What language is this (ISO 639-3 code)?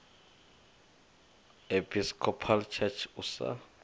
ven